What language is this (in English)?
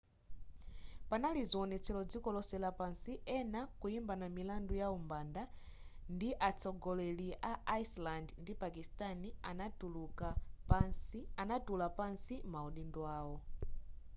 Nyanja